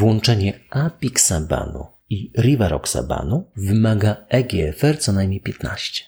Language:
Polish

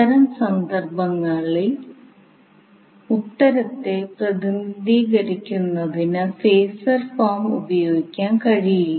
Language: Malayalam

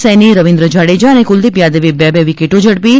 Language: Gujarati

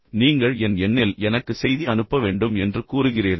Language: Tamil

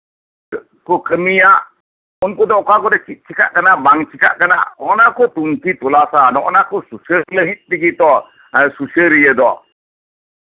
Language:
Santali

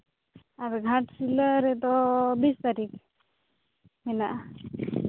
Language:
Santali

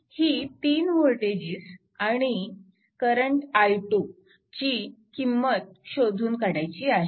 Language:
Marathi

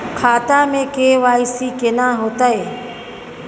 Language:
Maithili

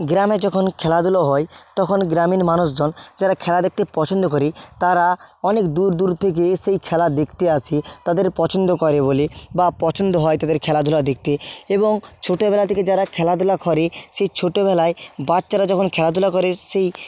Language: Bangla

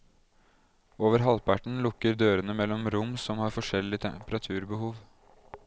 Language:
Norwegian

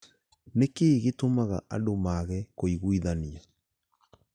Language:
Kikuyu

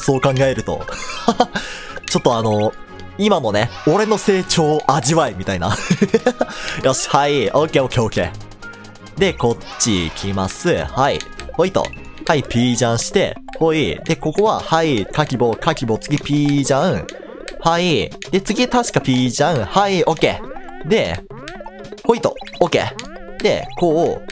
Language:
Japanese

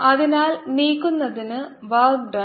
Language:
Malayalam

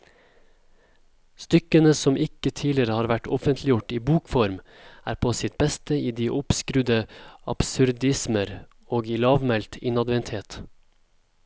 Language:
Norwegian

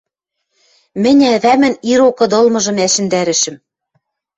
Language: Western Mari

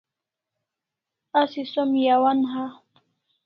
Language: Kalasha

